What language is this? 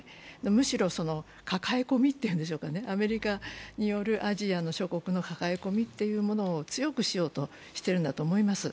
Japanese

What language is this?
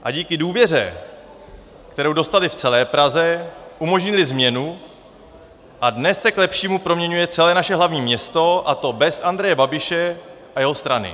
Czech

